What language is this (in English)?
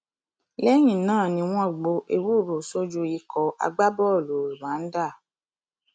Yoruba